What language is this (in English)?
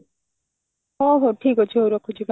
Odia